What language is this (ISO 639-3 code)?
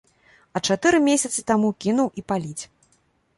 bel